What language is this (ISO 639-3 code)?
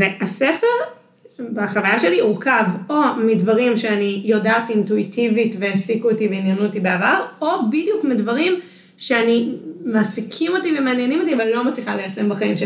heb